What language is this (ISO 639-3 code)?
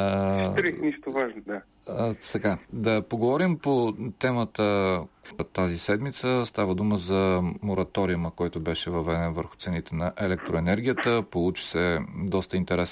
bul